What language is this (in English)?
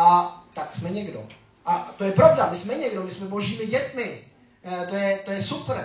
Czech